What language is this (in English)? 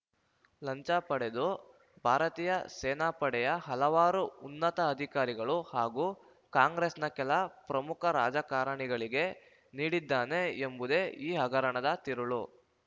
Kannada